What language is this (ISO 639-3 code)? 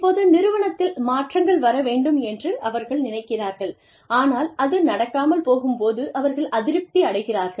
tam